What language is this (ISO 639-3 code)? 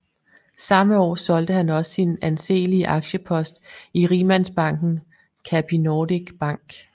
dan